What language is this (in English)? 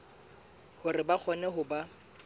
Southern Sotho